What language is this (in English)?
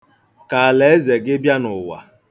Igbo